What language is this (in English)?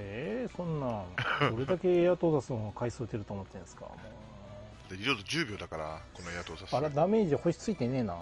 Japanese